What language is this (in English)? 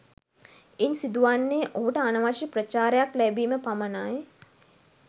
Sinhala